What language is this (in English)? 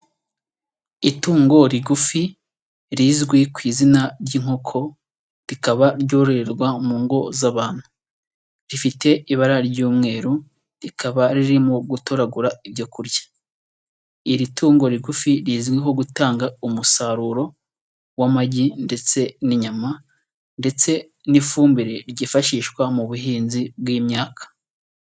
Kinyarwanda